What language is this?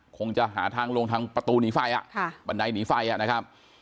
Thai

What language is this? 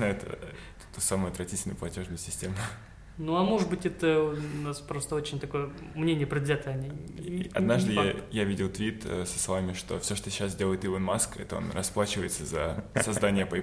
Russian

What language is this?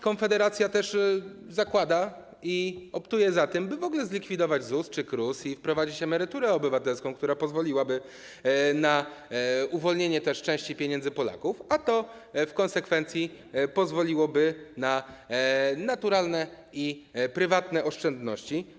Polish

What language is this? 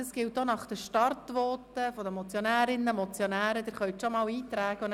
Swiss German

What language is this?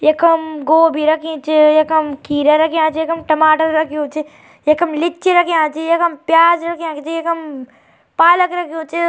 Garhwali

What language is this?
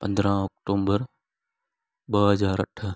Sindhi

